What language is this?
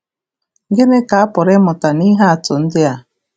Igbo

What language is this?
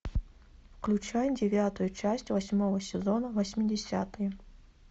Russian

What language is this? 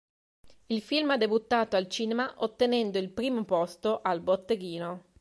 Italian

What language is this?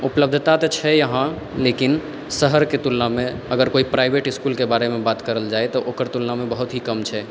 Maithili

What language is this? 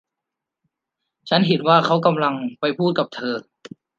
Thai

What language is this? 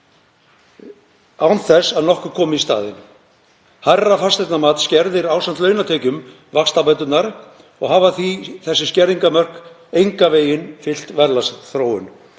Icelandic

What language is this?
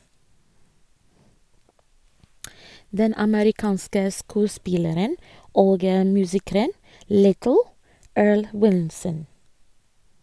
Norwegian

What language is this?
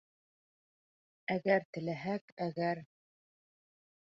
Bashkir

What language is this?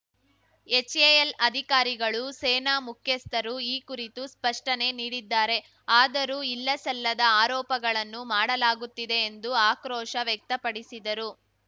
Kannada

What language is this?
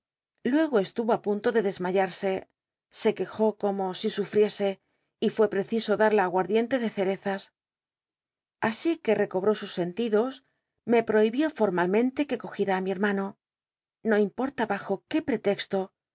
Spanish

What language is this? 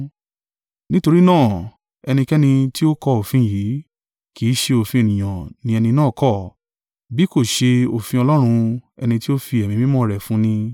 Yoruba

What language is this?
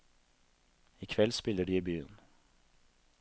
Norwegian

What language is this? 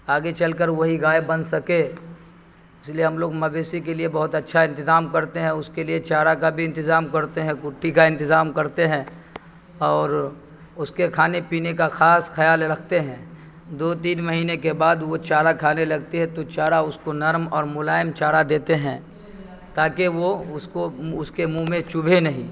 Urdu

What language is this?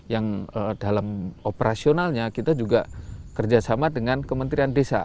Indonesian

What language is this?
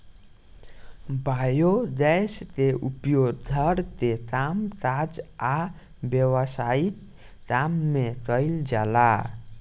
Bhojpuri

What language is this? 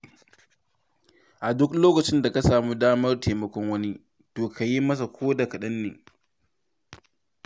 Hausa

